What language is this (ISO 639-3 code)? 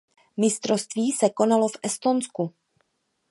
ces